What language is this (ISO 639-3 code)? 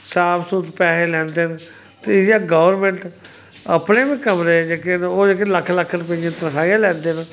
doi